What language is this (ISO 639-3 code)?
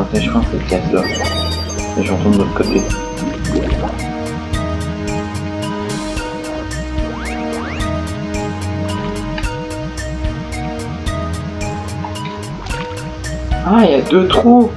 fra